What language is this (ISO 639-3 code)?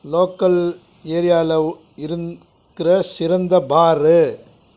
tam